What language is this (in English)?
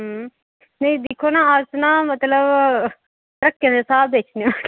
Dogri